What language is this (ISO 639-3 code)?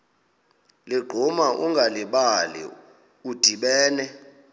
xho